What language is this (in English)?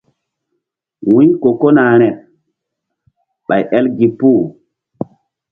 Mbum